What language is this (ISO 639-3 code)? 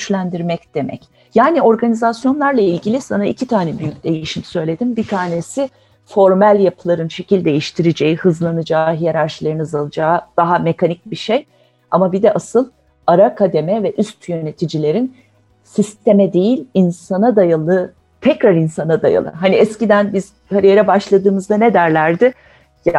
tur